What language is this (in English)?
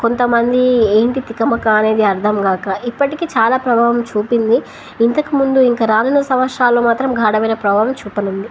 Telugu